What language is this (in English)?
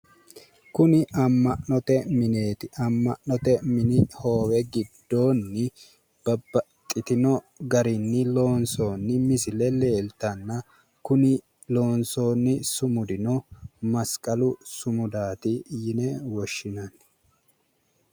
Sidamo